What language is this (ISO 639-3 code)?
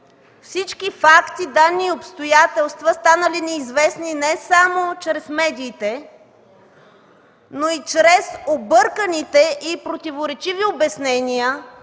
bul